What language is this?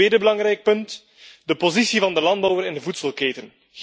Dutch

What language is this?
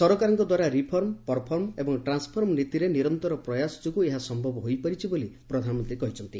Odia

